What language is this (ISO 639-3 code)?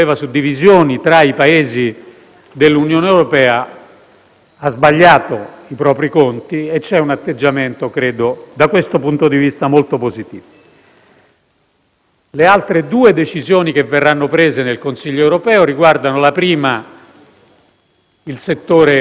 ita